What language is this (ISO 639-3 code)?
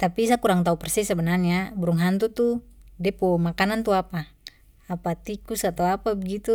pmy